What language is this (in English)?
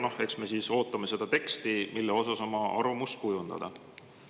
Estonian